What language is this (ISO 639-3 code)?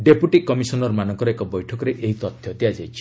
ori